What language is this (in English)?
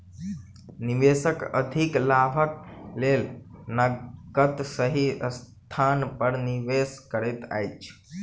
Maithili